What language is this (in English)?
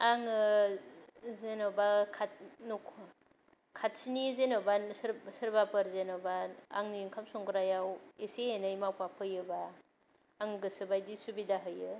Bodo